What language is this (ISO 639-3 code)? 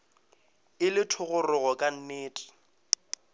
nso